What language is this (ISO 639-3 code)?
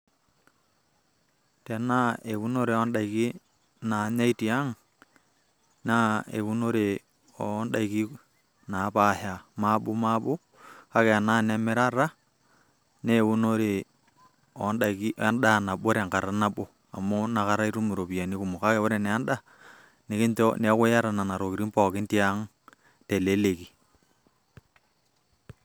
mas